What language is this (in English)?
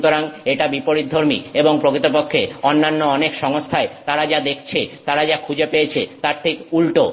Bangla